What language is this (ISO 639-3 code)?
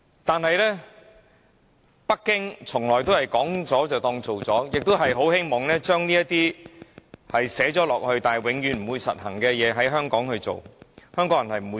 yue